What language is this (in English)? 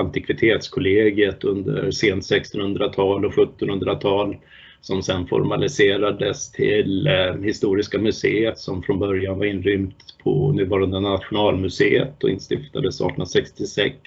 Swedish